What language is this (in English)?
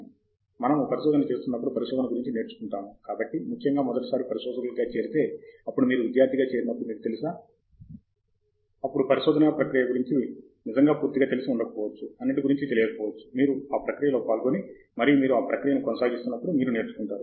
Telugu